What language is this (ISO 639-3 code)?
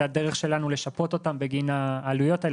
heb